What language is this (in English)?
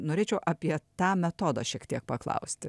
Lithuanian